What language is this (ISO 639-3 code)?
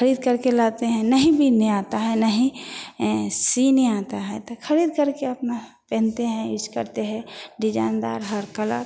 hin